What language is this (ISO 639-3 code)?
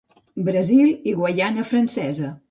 cat